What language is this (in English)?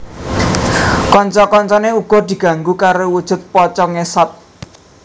Javanese